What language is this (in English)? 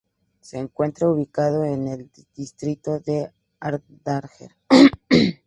Spanish